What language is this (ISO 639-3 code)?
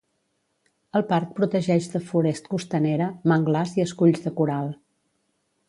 cat